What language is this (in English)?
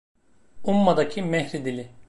Turkish